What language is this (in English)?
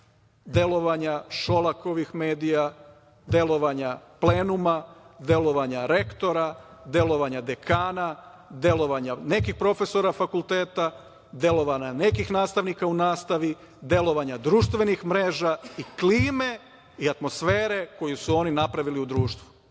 Serbian